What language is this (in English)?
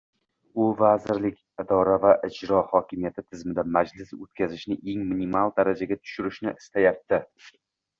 Uzbek